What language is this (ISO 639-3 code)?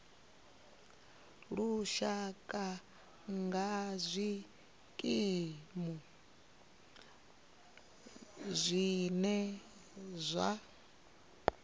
ven